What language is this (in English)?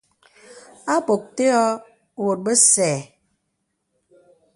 Bebele